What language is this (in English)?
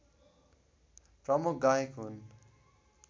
Nepali